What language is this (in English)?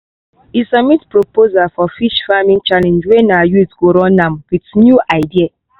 Nigerian Pidgin